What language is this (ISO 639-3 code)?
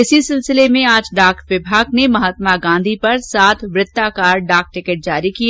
hin